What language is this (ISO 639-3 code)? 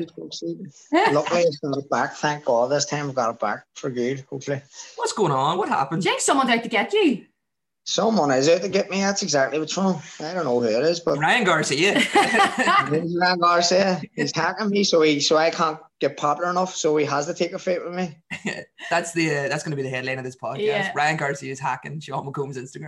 eng